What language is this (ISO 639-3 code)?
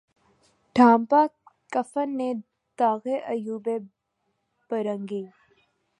urd